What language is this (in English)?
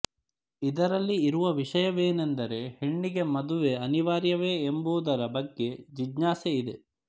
Kannada